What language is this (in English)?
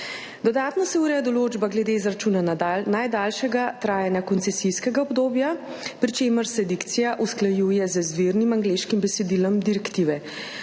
Slovenian